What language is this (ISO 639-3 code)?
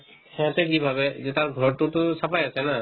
asm